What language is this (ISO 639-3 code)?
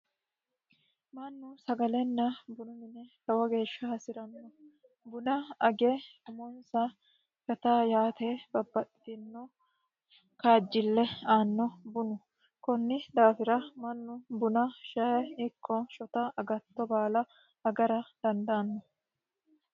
sid